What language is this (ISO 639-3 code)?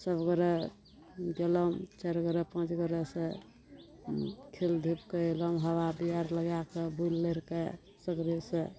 mai